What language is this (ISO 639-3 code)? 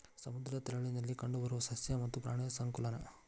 kan